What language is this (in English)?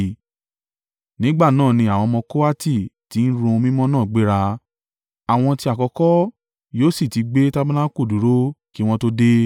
Yoruba